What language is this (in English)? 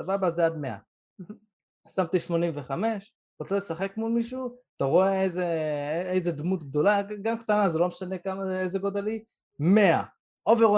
Hebrew